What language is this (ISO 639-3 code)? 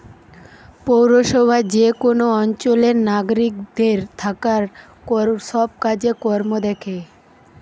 ben